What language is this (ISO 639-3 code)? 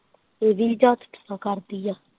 pan